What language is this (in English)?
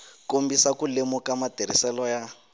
Tsonga